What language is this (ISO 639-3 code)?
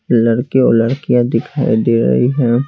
hin